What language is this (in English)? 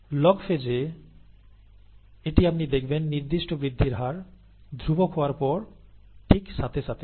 Bangla